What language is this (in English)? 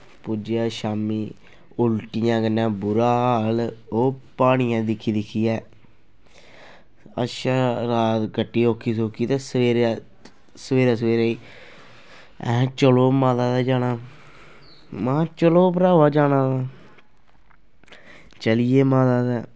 Dogri